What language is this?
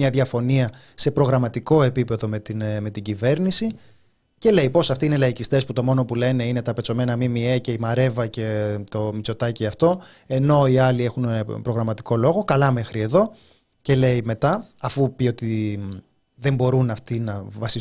Greek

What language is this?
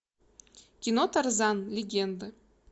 Russian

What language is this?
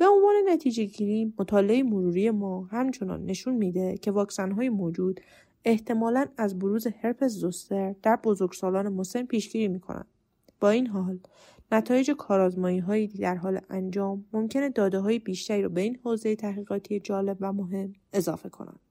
Persian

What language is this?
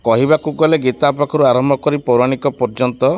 Odia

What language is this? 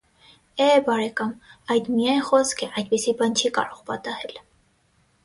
Armenian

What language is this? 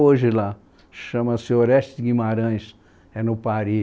Portuguese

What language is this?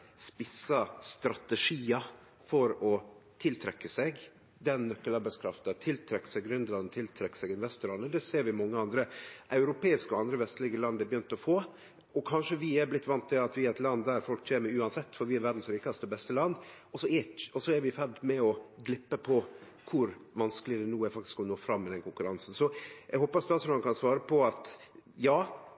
Norwegian Nynorsk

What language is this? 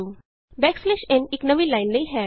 Punjabi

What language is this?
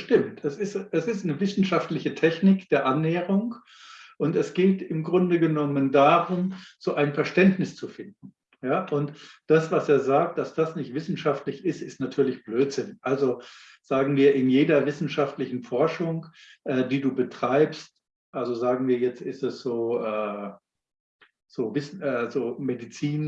German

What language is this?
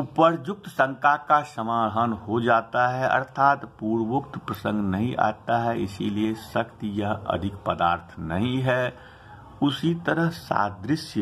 Hindi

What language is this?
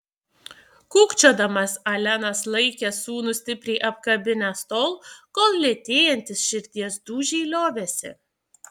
Lithuanian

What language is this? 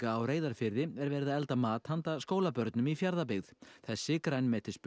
Icelandic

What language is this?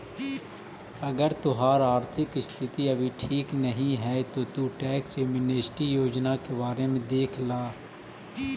Magahi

